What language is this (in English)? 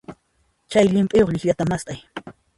Puno Quechua